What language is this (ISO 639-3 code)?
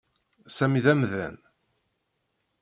kab